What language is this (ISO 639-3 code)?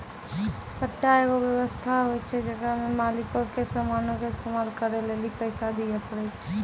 mai